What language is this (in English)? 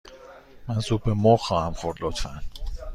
Persian